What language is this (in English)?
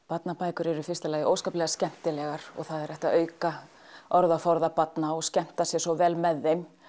Icelandic